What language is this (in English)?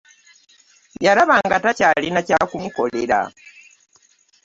Ganda